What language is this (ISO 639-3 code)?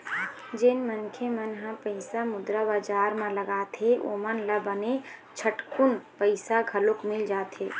hne